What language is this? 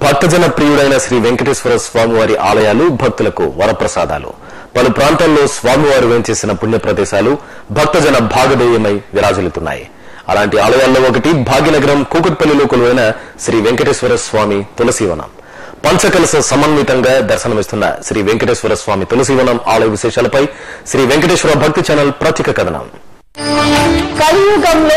Telugu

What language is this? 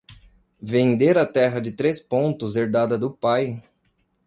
Portuguese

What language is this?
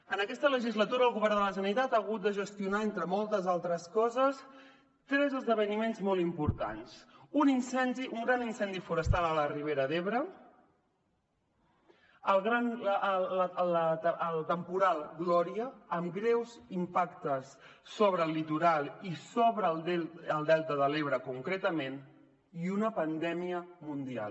Catalan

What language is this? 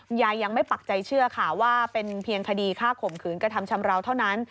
Thai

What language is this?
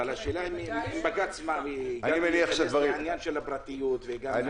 Hebrew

